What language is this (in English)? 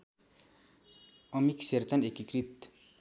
Nepali